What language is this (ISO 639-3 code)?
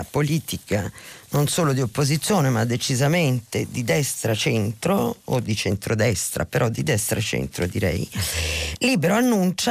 ita